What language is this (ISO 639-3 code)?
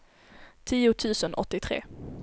swe